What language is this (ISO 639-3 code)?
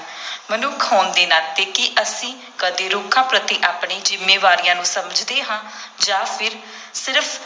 pan